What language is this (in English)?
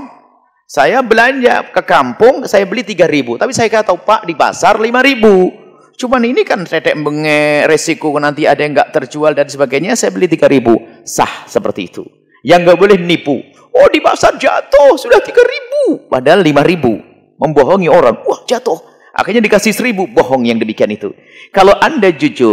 Indonesian